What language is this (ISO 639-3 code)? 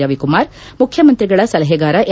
kan